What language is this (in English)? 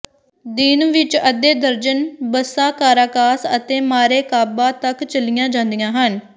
Punjabi